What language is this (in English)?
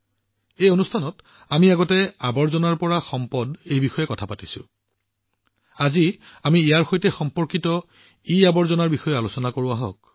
Assamese